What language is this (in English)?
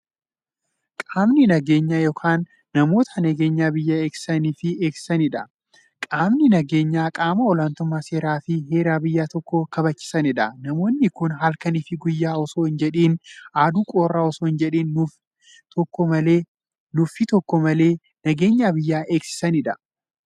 Oromo